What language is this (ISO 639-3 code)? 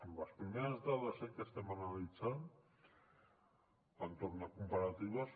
cat